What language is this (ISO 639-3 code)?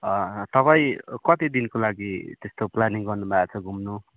nep